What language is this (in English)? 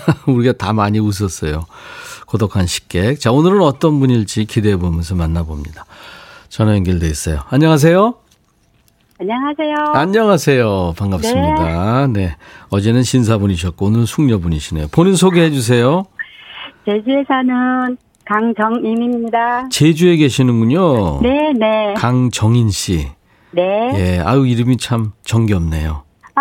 Korean